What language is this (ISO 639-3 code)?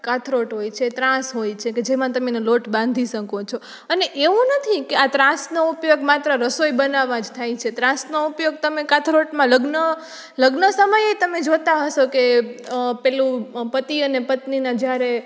guj